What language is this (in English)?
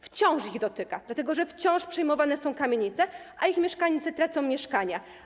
Polish